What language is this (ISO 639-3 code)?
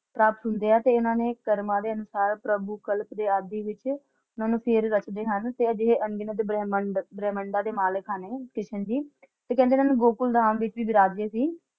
pan